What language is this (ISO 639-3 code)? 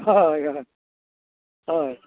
kok